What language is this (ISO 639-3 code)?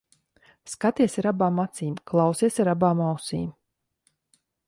lav